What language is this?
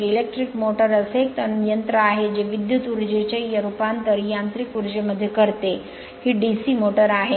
Marathi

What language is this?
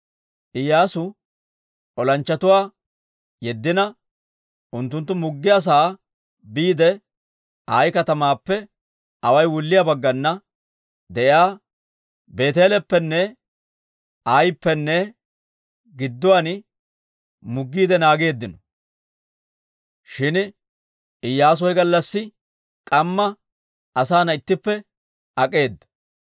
Dawro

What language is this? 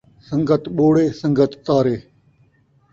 Saraiki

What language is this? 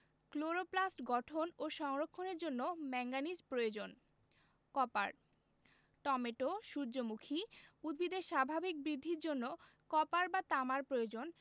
Bangla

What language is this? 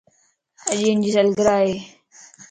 Lasi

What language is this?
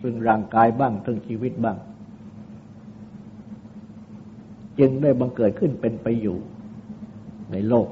Thai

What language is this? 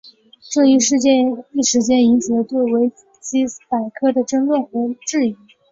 Chinese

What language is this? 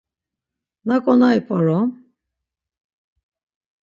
Laz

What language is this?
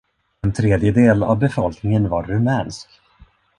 Swedish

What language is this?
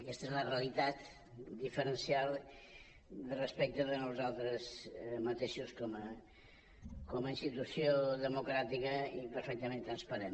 Catalan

